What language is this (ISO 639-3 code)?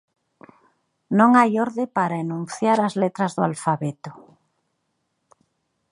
glg